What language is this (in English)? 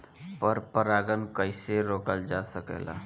Bhojpuri